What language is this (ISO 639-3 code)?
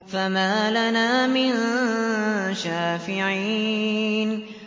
ara